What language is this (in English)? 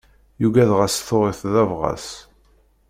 Kabyle